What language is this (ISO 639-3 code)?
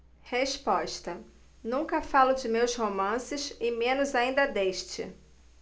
por